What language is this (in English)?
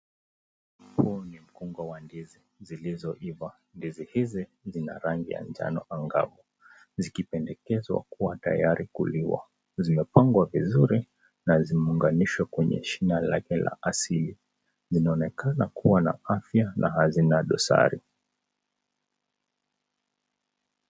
Swahili